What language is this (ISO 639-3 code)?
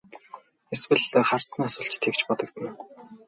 mon